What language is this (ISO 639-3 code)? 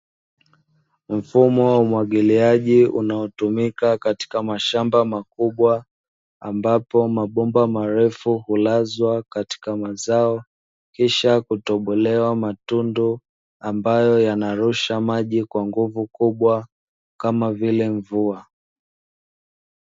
swa